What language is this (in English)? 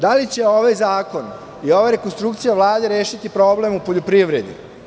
Serbian